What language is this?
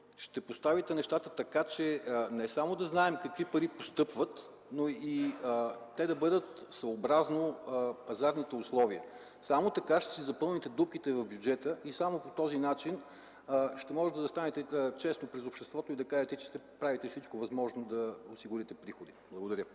Bulgarian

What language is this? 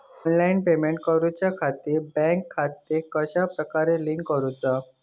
Marathi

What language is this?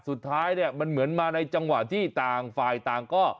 Thai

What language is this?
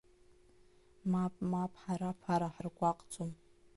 Abkhazian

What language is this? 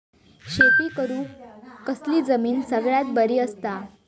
Marathi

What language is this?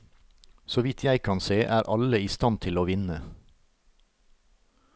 Norwegian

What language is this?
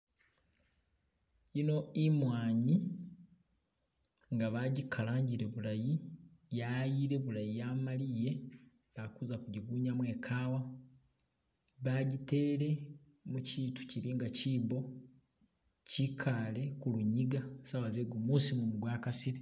Masaaba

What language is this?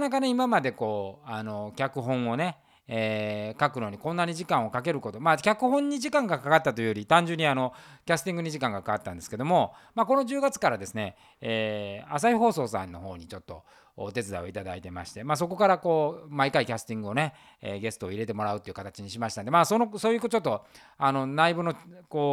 Japanese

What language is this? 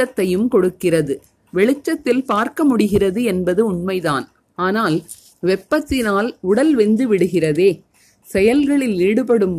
Tamil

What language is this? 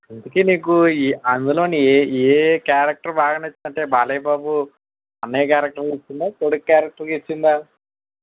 Telugu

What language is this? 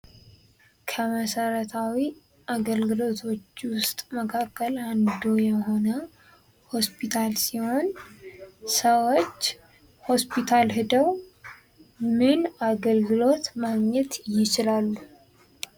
Amharic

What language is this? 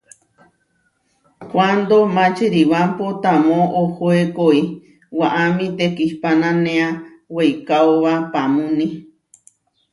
Huarijio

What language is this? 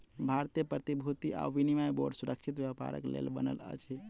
Maithili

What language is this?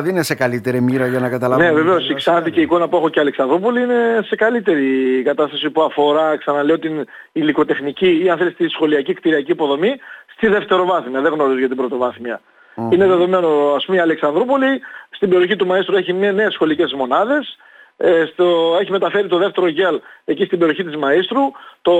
Greek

